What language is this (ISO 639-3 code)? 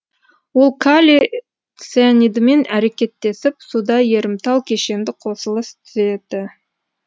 kaz